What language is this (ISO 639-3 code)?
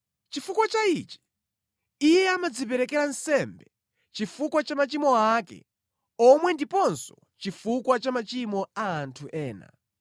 nya